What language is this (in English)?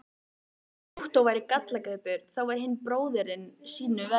Icelandic